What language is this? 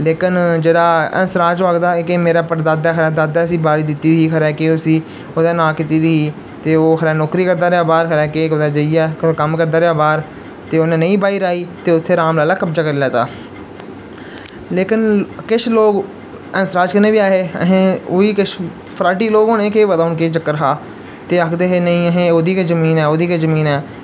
Dogri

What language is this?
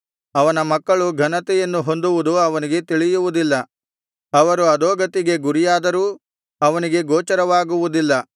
Kannada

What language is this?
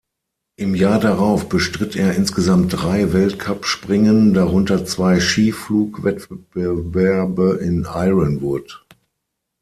German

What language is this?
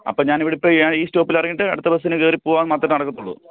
Malayalam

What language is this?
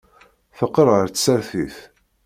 Kabyle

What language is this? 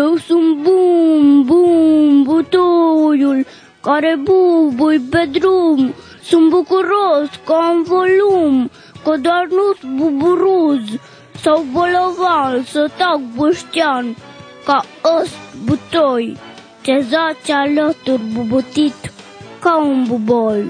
Romanian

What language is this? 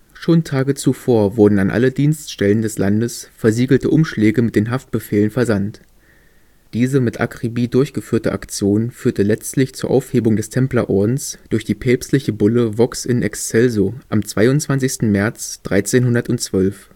German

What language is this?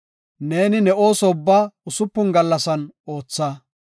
Gofa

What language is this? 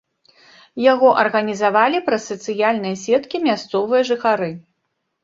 Belarusian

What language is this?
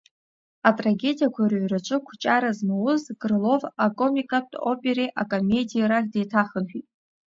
Abkhazian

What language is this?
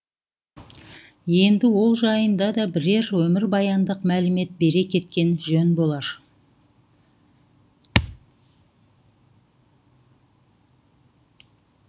Kazakh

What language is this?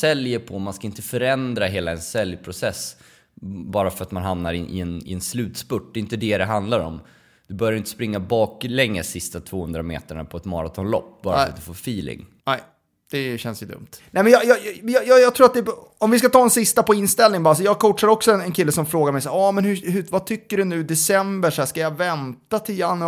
Swedish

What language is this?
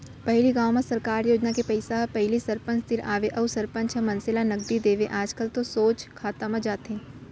Chhattisgarhi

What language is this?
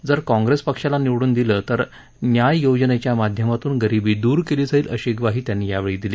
Marathi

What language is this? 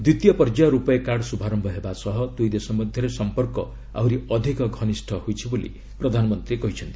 Odia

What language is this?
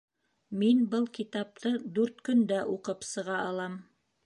Bashkir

